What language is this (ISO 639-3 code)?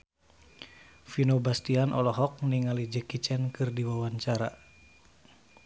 sun